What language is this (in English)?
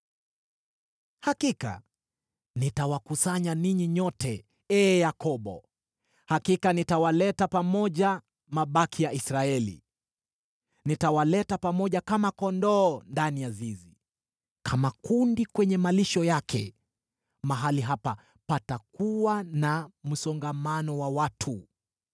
Swahili